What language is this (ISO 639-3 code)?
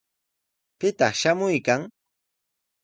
qws